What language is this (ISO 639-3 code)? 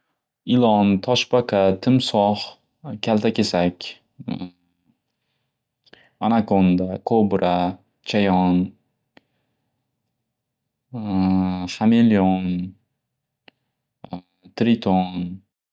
uzb